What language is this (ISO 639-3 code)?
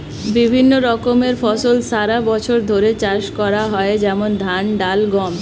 ben